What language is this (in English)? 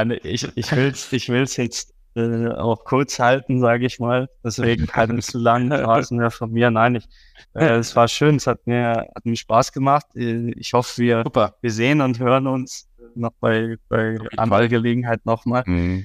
German